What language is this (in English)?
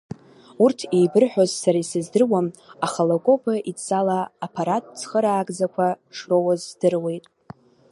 Abkhazian